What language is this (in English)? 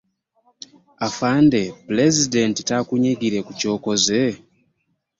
Ganda